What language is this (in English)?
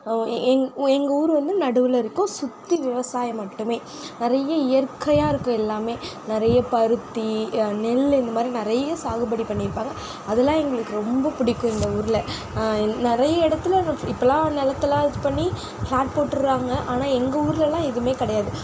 Tamil